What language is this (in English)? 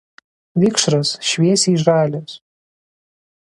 Lithuanian